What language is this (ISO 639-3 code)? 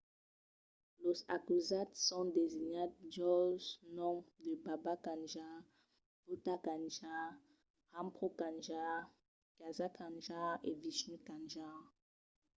oci